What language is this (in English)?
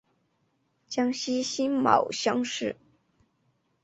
Chinese